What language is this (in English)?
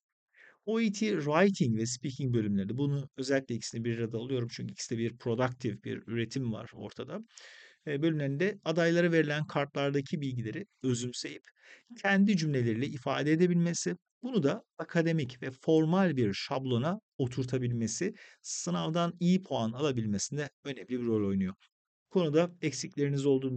Turkish